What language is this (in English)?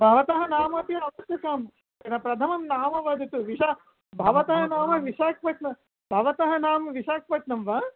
Sanskrit